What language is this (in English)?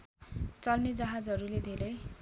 Nepali